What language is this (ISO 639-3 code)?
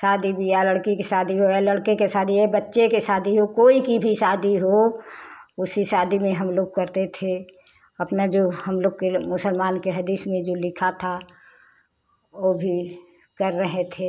hin